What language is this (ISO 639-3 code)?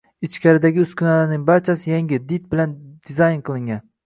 uzb